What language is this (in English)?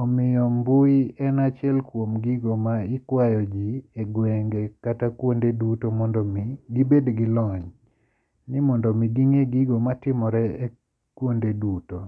Luo (Kenya and Tanzania)